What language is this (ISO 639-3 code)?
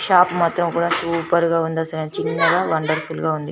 tel